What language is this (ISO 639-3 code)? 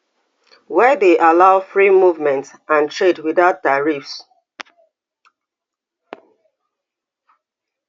pcm